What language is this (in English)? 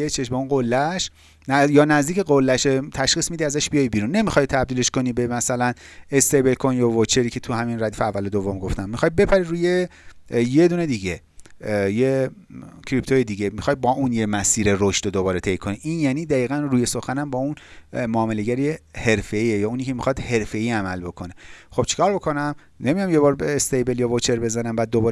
Persian